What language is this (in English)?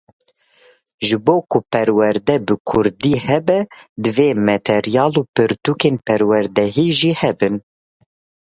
Kurdish